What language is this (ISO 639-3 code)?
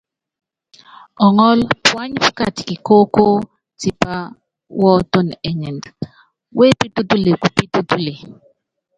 yav